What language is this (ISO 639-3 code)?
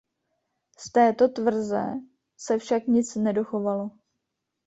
ces